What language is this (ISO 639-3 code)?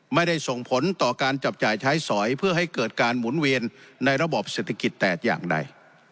tha